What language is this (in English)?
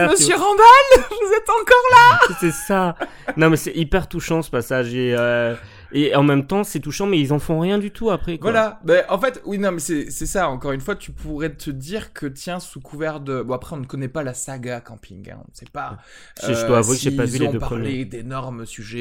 French